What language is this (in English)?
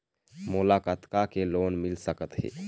Chhattisgarhi